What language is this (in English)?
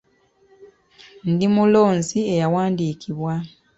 Ganda